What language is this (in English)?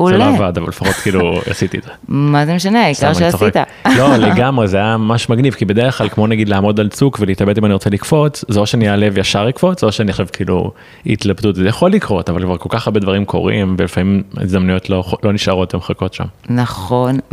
Hebrew